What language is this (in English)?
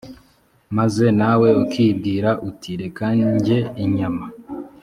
Kinyarwanda